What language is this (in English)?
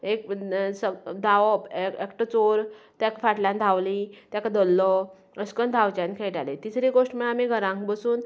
Konkani